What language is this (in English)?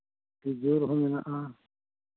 Santali